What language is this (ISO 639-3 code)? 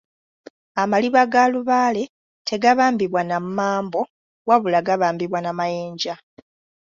lug